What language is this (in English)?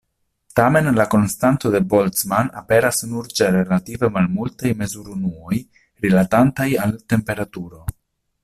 Esperanto